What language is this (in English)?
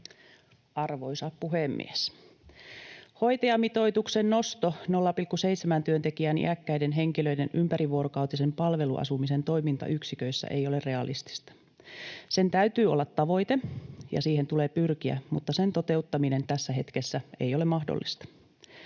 Finnish